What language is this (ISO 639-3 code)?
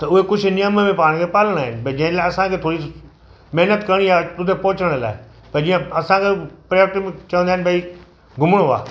snd